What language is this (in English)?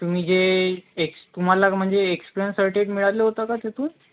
Marathi